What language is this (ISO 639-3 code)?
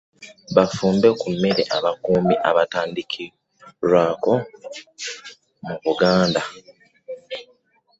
lug